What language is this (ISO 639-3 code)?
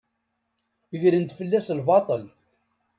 kab